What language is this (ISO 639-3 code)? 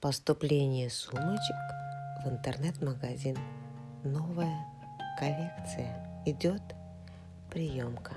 rus